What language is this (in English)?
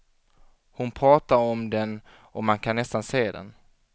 Swedish